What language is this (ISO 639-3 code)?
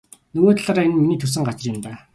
mon